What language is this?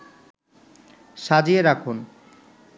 Bangla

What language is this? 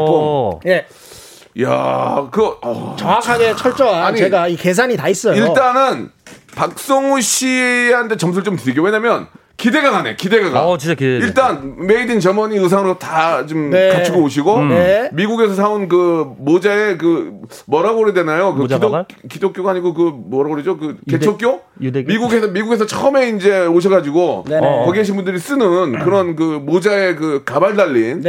Korean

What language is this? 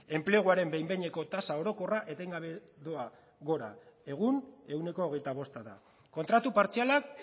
Basque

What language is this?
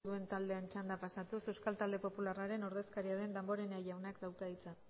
Basque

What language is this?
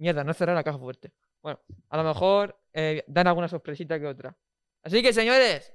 Spanish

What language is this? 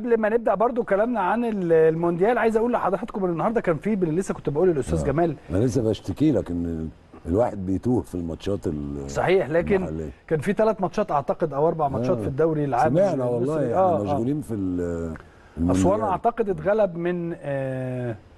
Arabic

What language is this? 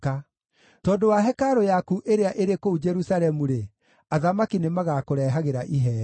Kikuyu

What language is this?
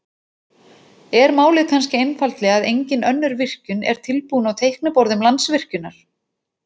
Icelandic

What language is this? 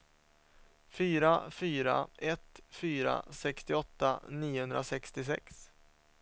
Swedish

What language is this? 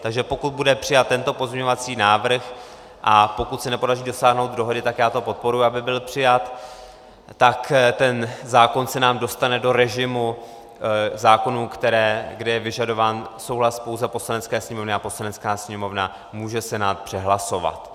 Czech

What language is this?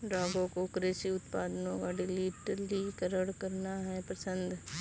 Hindi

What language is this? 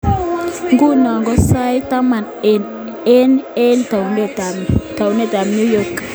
Kalenjin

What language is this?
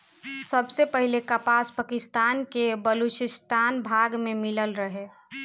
Bhojpuri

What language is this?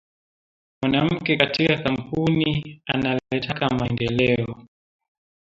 Swahili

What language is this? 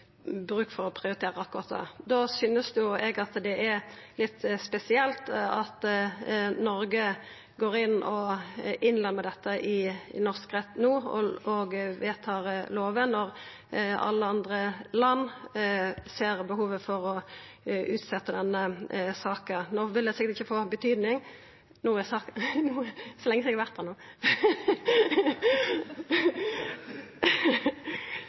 Norwegian Nynorsk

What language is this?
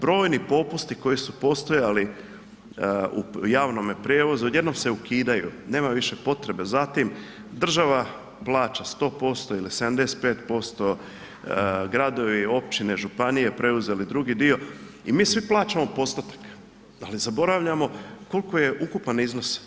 Croatian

